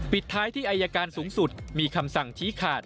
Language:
Thai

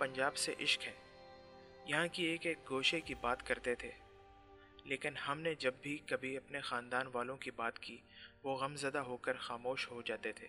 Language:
Urdu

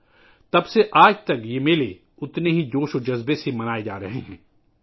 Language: Urdu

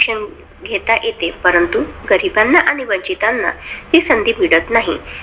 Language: Marathi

